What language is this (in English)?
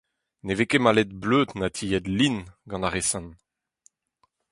Breton